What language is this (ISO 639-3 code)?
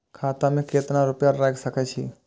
mai